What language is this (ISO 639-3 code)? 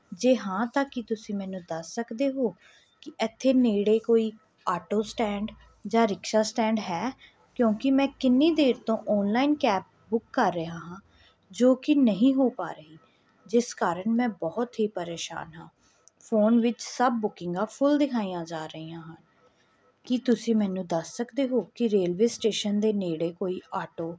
pan